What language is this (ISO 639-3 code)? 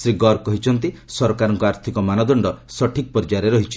ori